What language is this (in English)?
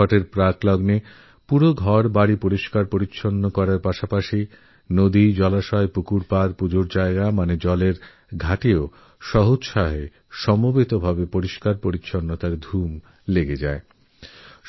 Bangla